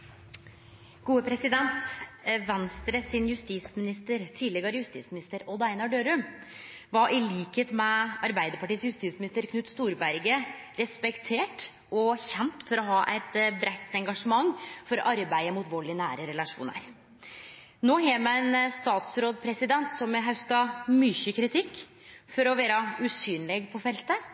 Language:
Norwegian Nynorsk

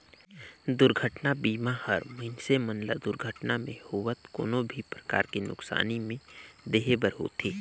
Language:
Chhattisgarhi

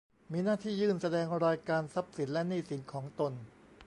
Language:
Thai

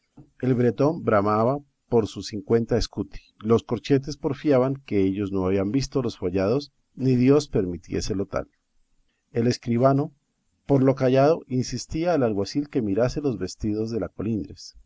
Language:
Spanish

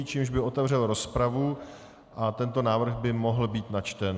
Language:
Czech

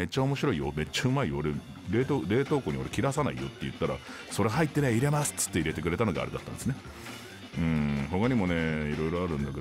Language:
Japanese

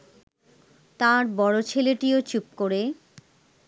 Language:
Bangla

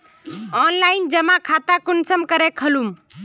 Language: Magahi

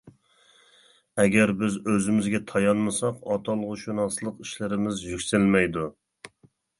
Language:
Uyghur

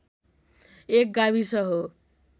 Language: Nepali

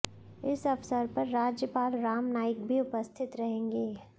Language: Hindi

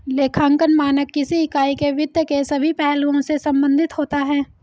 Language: Hindi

